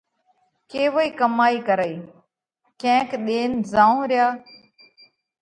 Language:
Parkari Koli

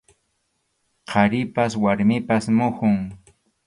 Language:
Arequipa-La Unión Quechua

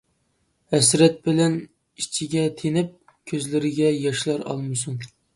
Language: Uyghur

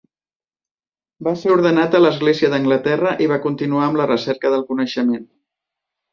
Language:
Catalan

